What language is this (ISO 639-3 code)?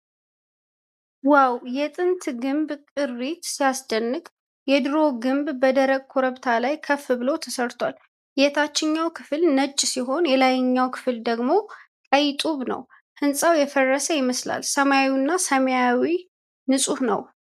amh